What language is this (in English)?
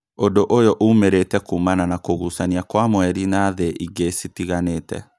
Kikuyu